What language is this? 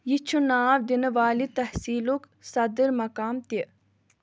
Kashmiri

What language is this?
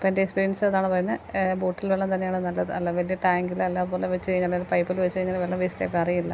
Malayalam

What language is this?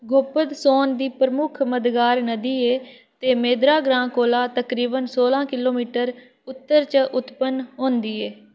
Dogri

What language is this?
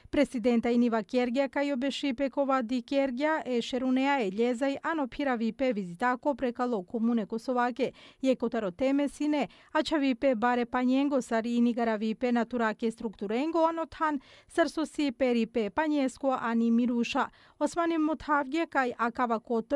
Romanian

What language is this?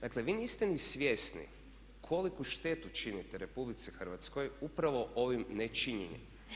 Croatian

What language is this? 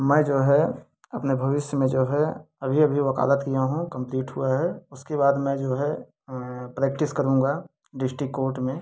Hindi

